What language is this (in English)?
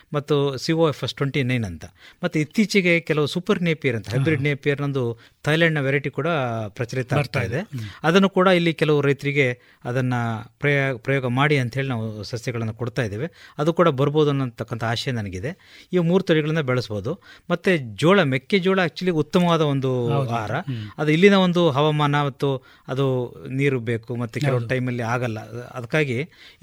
Kannada